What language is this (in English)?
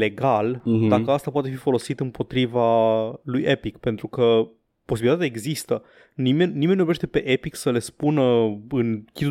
Romanian